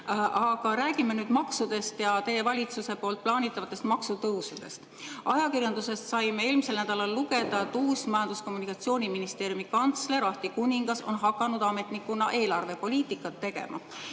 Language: Estonian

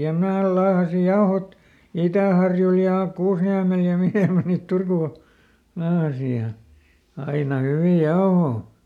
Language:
Finnish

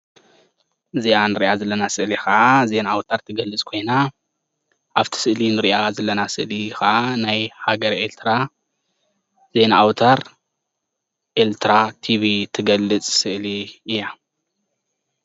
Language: Tigrinya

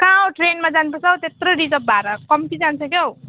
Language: Nepali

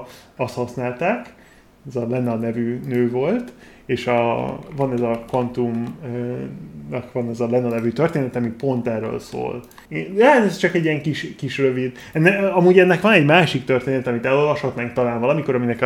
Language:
Hungarian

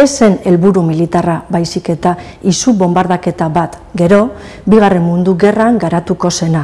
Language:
Basque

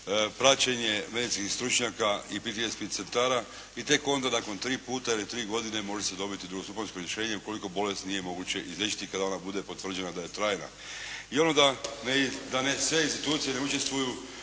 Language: Croatian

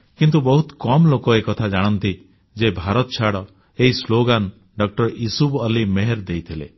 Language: Odia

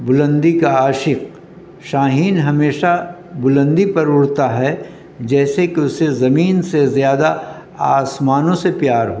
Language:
Urdu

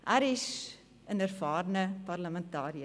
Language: Swiss German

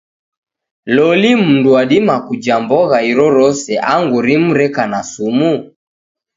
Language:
Taita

